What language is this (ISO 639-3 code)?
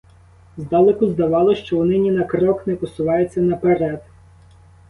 ukr